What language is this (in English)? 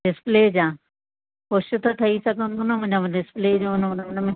Sindhi